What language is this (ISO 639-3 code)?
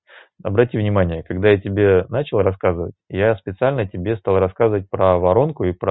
rus